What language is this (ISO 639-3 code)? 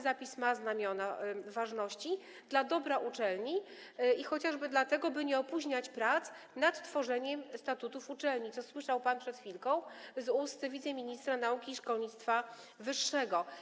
pol